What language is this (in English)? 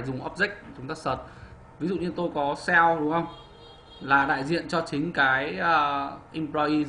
Vietnamese